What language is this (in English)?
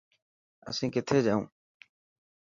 Dhatki